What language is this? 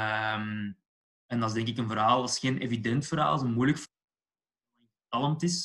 Dutch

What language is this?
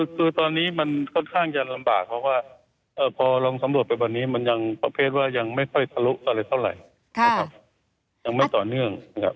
Thai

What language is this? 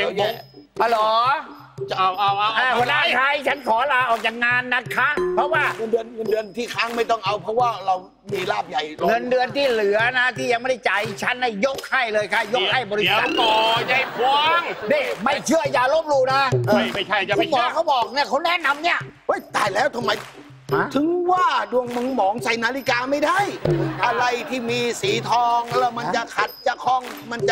Thai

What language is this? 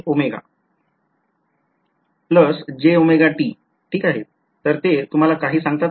Marathi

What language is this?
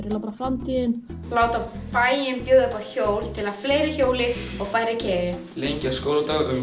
Icelandic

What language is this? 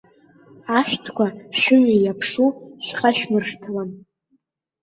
Abkhazian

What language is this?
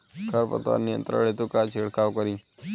Bhojpuri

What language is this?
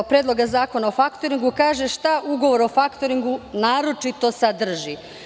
Serbian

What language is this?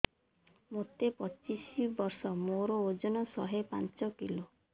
Odia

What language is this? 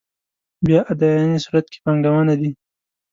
Pashto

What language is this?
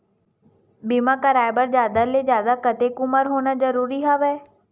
Chhattisgarhi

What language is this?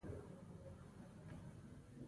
Pashto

